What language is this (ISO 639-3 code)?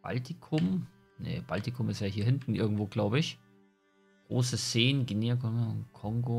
deu